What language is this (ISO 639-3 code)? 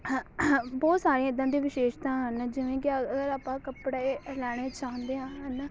pan